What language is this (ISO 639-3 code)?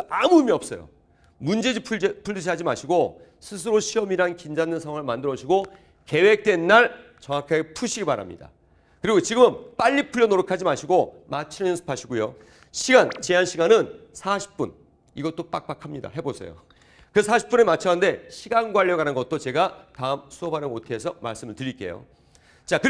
kor